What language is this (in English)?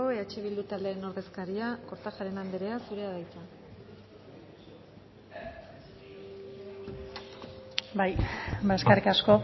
Basque